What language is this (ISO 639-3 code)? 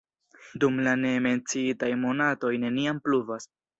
epo